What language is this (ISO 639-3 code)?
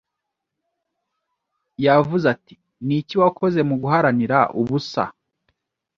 kin